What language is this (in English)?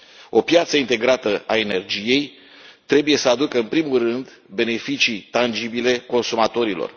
Romanian